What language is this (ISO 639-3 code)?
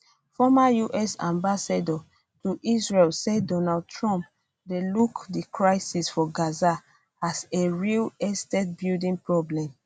pcm